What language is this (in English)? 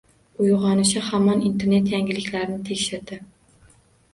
Uzbek